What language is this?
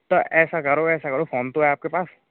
Hindi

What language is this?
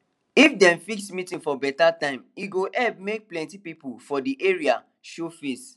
Nigerian Pidgin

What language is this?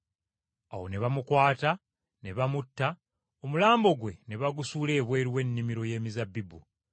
Ganda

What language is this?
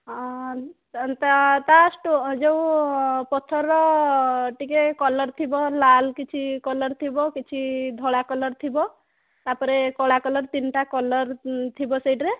Odia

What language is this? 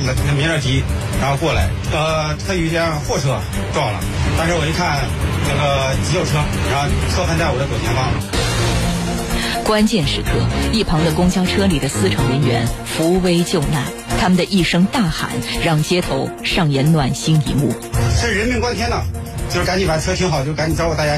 Chinese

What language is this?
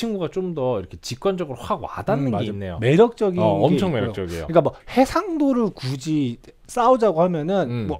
Korean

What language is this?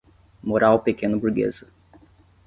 Portuguese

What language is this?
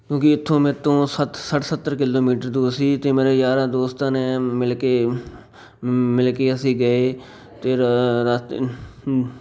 Punjabi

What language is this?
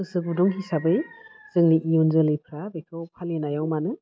Bodo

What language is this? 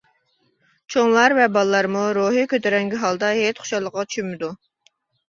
Uyghur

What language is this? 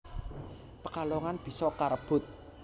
Javanese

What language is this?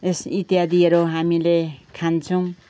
Nepali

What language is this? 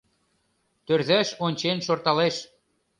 Mari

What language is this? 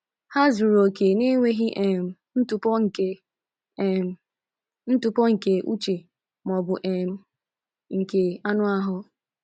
Igbo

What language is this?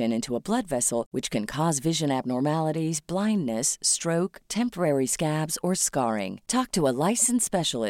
Filipino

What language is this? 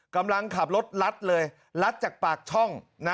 Thai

